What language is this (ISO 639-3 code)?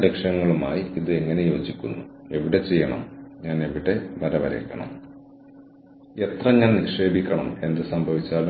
mal